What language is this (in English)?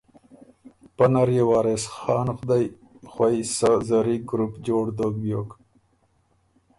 Ormuri